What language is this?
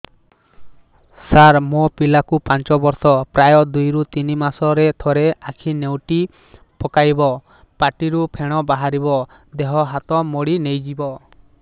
Odia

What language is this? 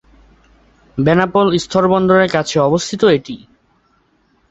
Bangla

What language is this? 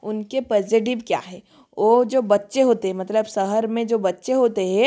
Hindi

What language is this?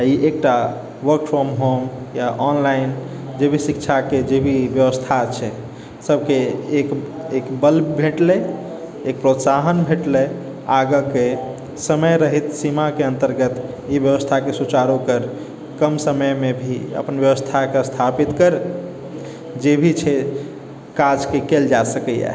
Maithili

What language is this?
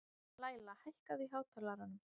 Icelandic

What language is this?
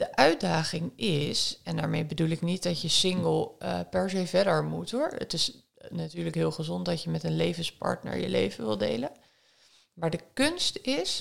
Dutch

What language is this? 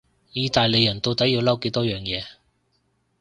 Cantonese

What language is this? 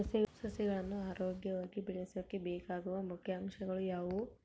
Kannada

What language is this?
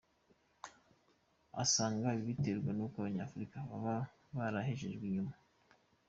Kinyarwanda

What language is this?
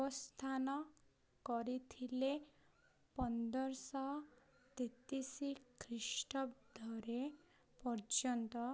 Odia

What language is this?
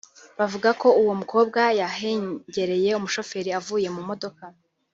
Kinyarwanda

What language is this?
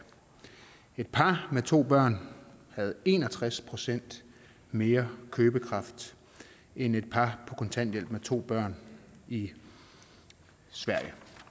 Danish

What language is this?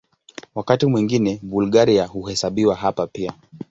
Swahili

